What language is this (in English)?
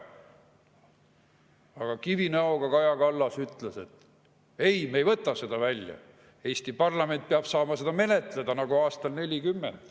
Estonian